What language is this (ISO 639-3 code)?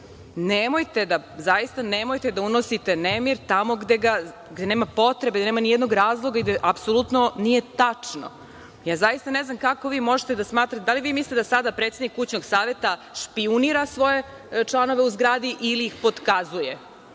srp